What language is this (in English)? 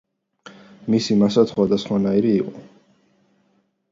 Georgian